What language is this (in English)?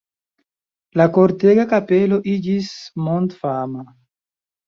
Esperanto